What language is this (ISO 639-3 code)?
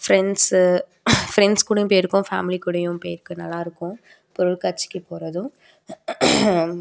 tam